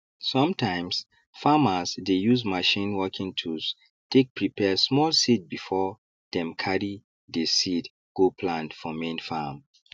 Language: Nigerian Pidgin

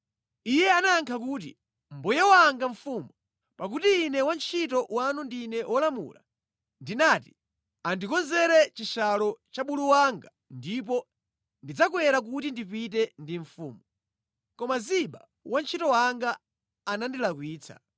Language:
Nyanja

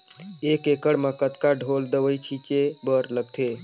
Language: Chhattisgarhi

